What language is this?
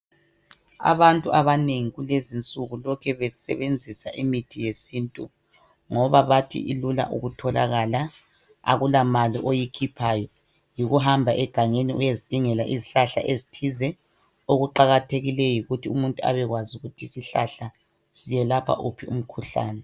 North Ndebele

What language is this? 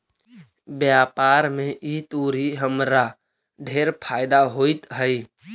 Magahi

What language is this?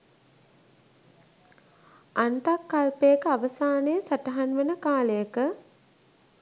Sinhala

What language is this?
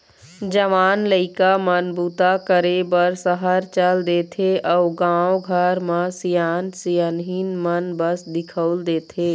Chhattisgarhi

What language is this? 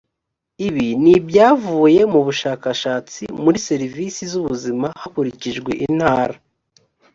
Kinyarwanda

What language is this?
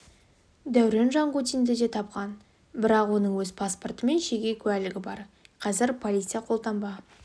Kazakh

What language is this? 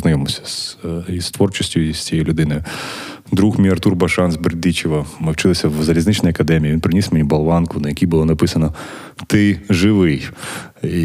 Ukrainian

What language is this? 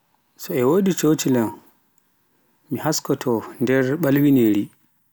Pular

